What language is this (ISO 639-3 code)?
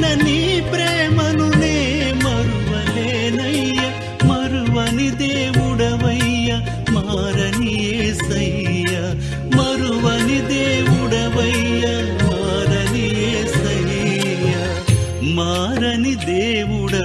tel